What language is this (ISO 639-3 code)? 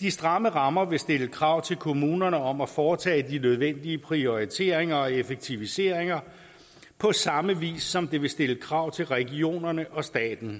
dan